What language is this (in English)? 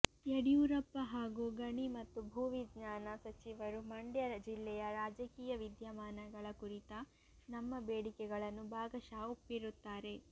Kannada